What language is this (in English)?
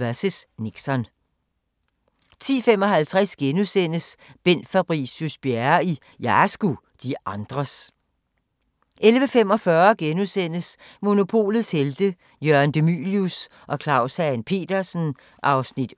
Danish